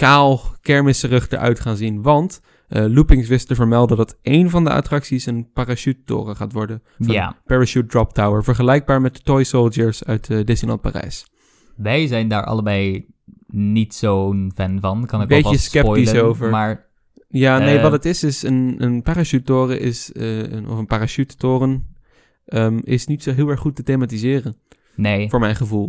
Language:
Dutch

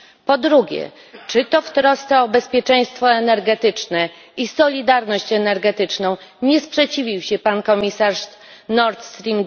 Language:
Polish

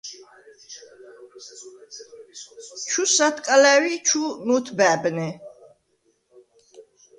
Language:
Svan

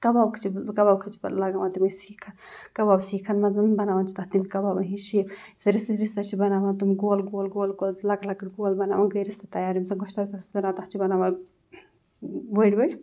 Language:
Kashmiri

